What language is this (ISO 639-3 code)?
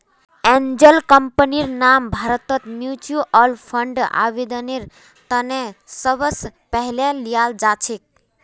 mag